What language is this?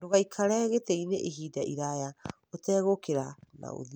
Kikuyu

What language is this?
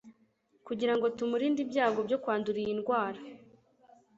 Kinyarwanda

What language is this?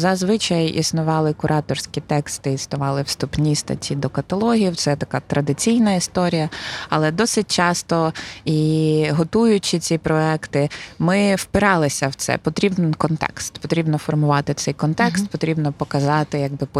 Ukrainian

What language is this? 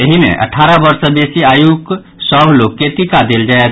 Maithili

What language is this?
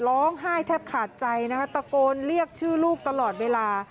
Thai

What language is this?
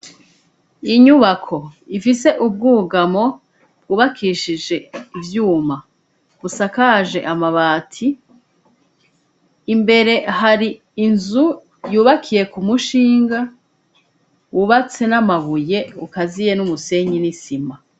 Rundi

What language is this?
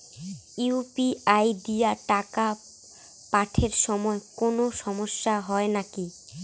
Bangla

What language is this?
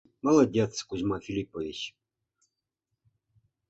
Mari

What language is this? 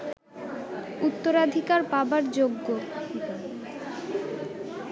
Bangla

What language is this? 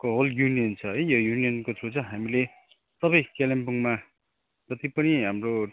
Nepali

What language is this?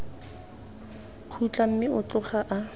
Tswana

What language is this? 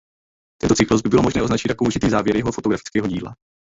Czech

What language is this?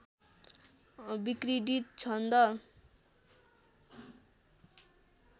Nepali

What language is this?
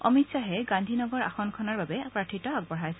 Assamese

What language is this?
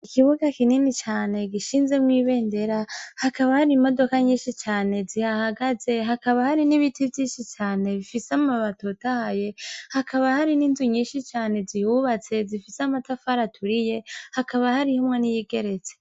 Rundi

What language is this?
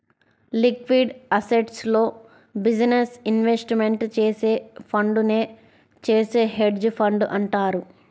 Telugu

